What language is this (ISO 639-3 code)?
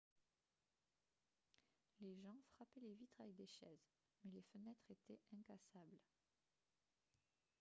fra